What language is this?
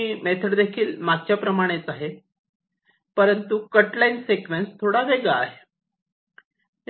Marathi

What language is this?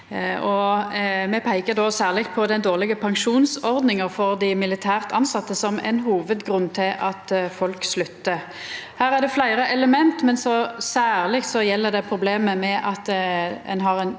Norwegian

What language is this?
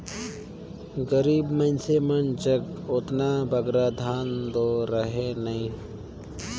Chhattisgarhi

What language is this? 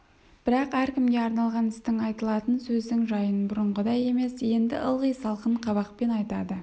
Kazakh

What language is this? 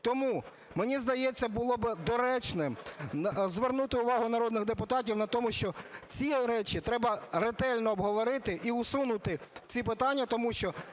Ukrainian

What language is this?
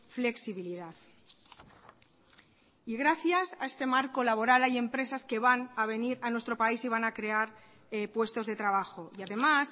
Spanish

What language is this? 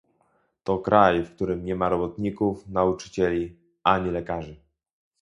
Polish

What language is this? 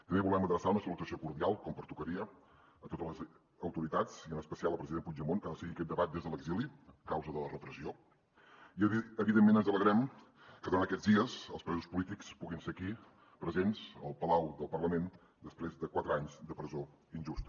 Catalan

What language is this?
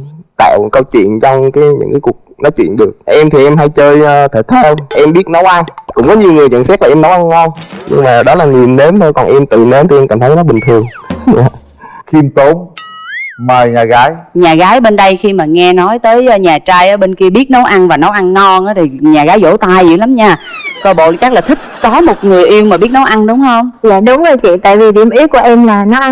Vietnamese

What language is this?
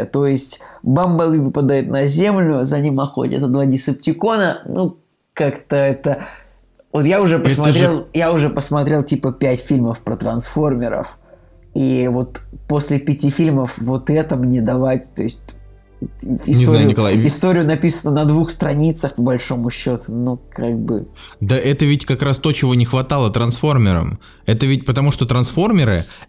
Russian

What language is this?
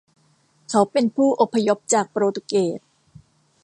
Thai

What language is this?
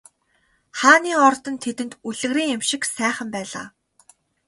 Mongolian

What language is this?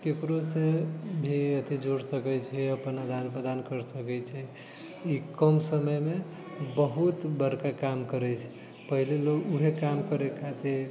Maithili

